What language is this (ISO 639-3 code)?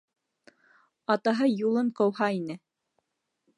bak